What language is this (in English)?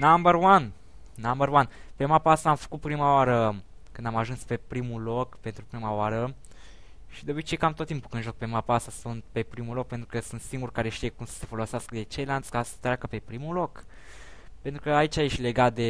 Romanian